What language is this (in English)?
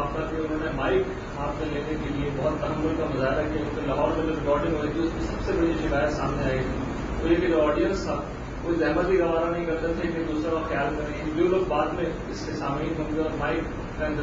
Urdu